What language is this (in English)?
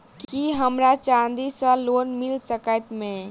Maithili